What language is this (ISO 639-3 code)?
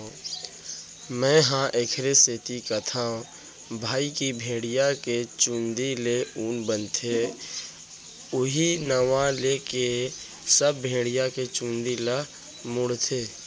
hne